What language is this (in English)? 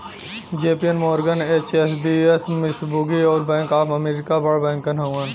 Bhojpuri